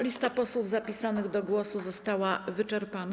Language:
Polish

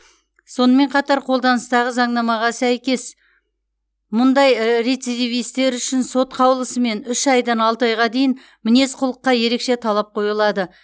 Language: Kazakh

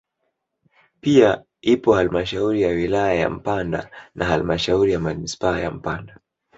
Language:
Swahili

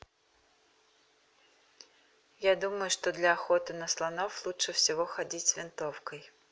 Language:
Russian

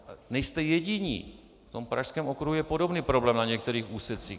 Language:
Czech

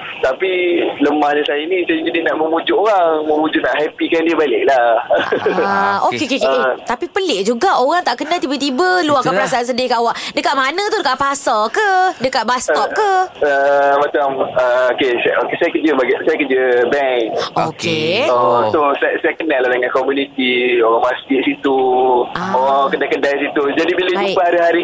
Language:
Malay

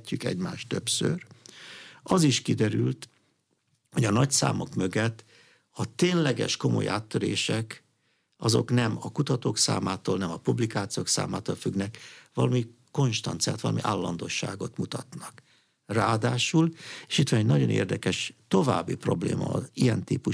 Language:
Hungarian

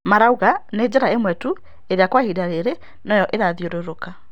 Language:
Kikuyu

